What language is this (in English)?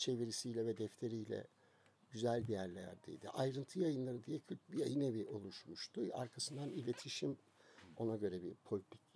Turkish